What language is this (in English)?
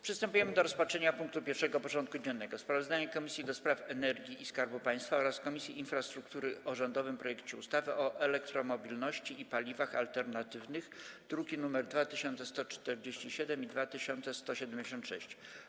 Polish